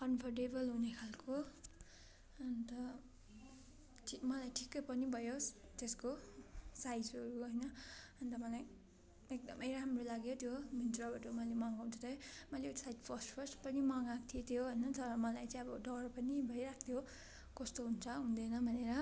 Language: Nepali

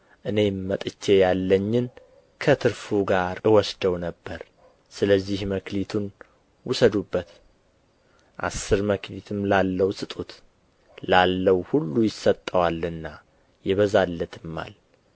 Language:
Amharic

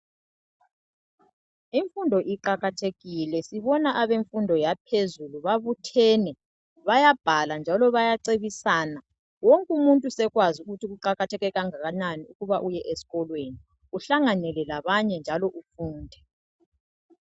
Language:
North Ndebele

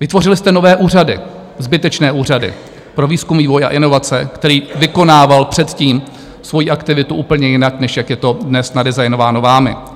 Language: Czech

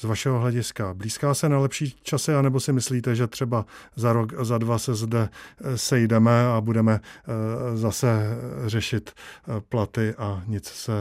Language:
Czech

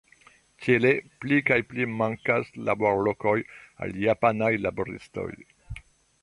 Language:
Esperanto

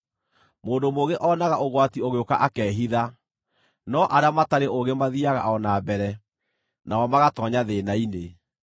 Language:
Kikuyu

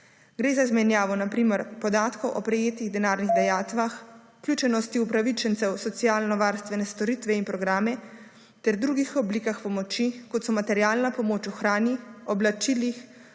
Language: Slovenian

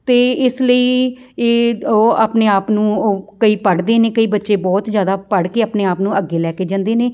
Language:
Punjabi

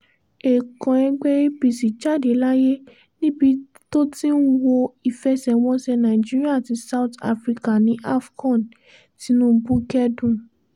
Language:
Yoruba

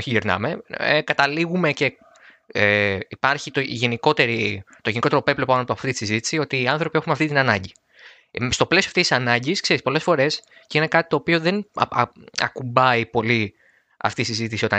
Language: Greek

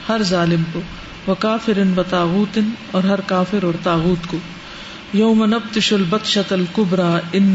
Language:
Urdu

